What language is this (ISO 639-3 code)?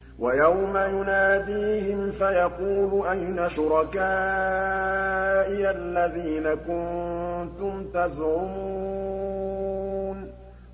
ara